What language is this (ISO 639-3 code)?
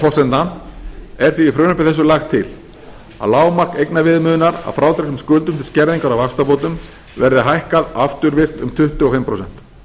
isl